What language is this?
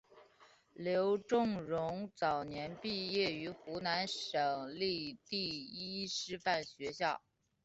Chinese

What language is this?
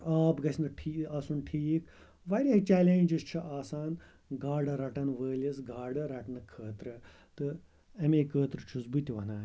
Kashmiri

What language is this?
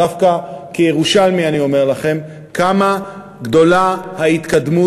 Hebrew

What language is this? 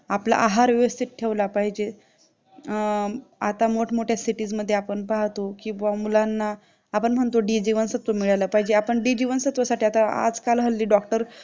Marathi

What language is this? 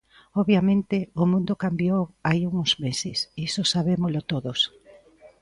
Galician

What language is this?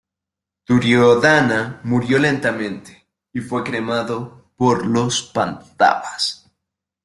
Spanish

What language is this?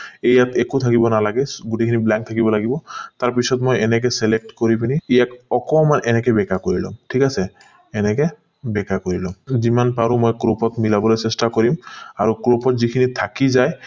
Assamese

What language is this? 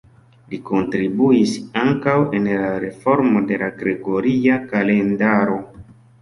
Esperanto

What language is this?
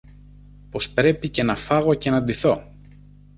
Greek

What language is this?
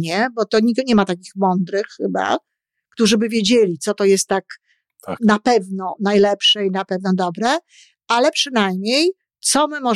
Polish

